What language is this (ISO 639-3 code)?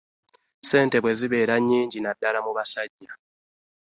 lug